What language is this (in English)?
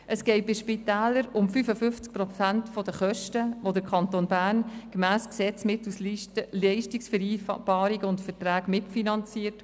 Swiss German